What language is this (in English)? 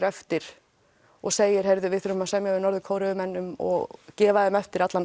Icelandic